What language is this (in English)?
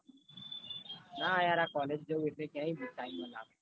Gujarati